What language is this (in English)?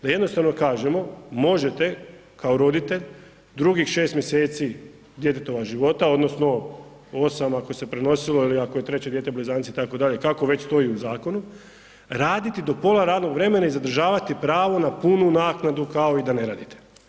Croatian